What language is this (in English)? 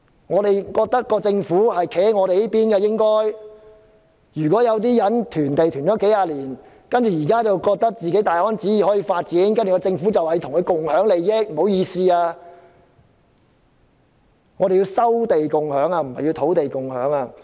Cantonese